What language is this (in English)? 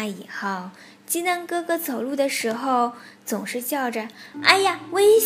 Chinese